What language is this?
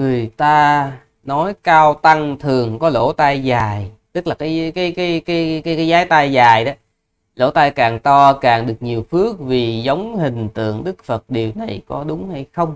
Vietnamese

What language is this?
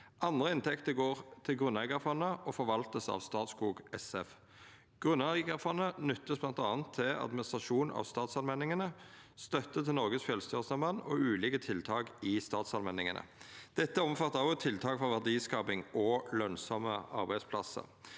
Norwegian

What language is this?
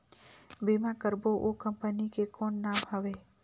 Chhattisgarhi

